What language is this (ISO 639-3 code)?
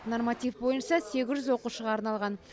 kaz